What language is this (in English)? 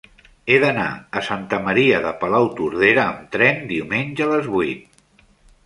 Catalan